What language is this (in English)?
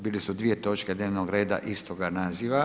Croatian